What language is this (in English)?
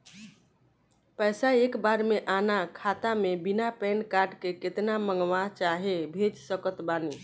Bhojpuri